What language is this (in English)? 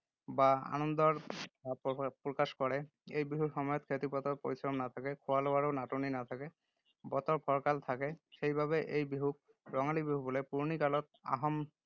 Assamese